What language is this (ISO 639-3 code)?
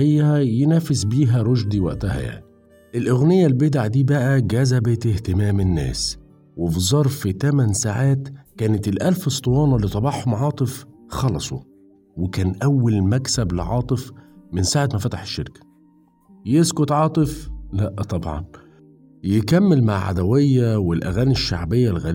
ara